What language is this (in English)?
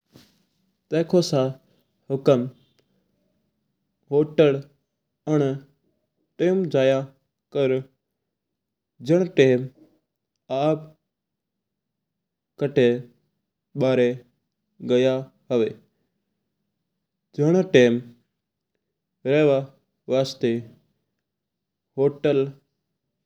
Mewari